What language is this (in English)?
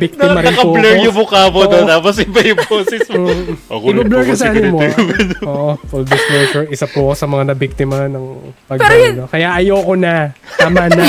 Filipino